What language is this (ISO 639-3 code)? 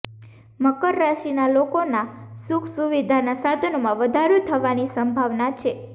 guj